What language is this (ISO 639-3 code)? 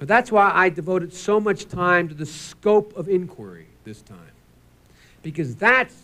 eng